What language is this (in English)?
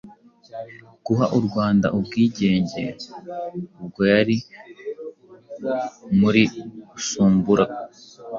Kinyarwanda